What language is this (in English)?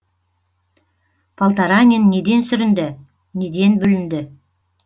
Kazakh